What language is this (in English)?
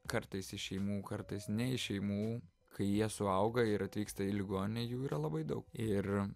Lithuanian